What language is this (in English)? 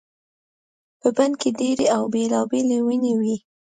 Pashto